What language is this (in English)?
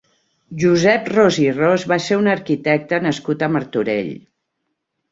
Catalan